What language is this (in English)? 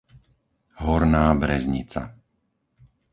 Slovak